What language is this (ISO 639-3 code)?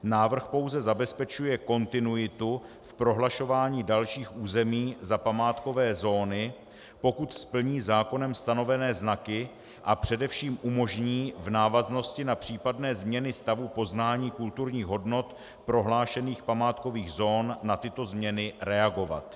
ces